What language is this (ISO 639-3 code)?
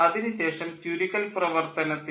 mal